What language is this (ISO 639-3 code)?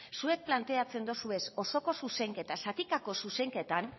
eus